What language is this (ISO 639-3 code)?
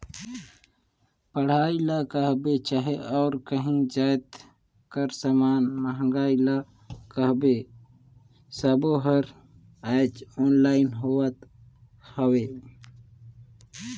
hne